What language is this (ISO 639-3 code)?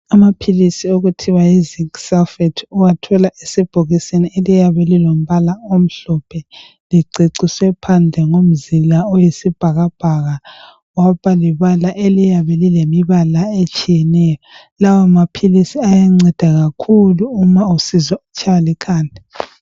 nde